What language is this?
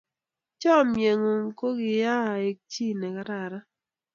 Kalenjin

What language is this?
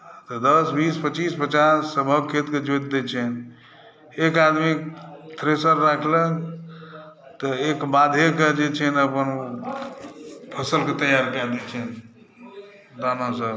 Maithili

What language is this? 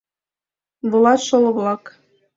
Mari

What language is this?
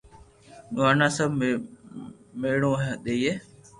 Loarki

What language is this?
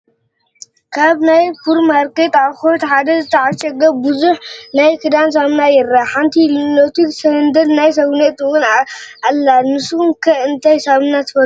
Tigrinya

